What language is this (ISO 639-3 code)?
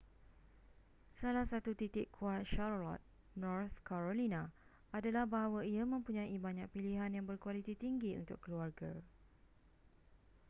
msa